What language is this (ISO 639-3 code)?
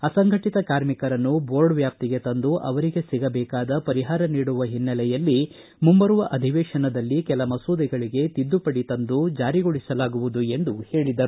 kan